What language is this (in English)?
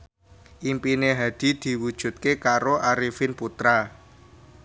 Javanese